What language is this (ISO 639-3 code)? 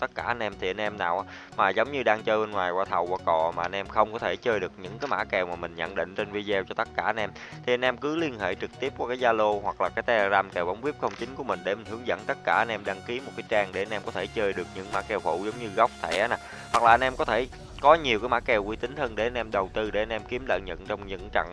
vie